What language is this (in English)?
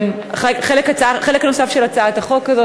Hebrew